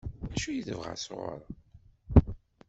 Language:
Kabyle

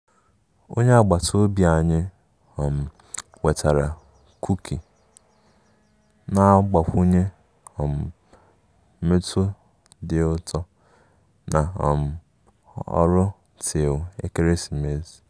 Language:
Igbo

